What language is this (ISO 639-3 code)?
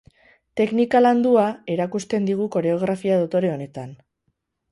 eus